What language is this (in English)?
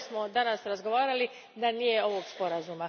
Croatian